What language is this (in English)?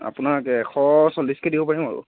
Assamese